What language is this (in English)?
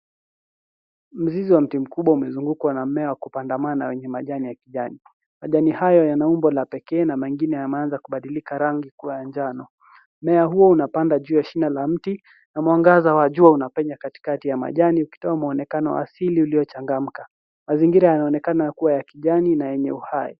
Swahili